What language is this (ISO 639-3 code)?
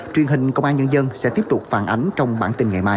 vie